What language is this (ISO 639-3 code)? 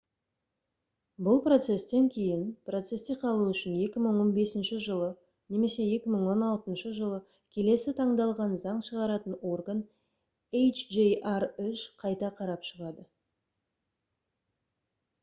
kaz